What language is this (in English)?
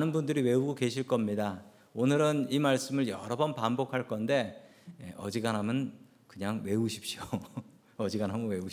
Korean